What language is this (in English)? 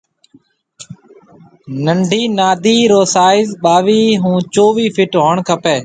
Marwari (Pakistan)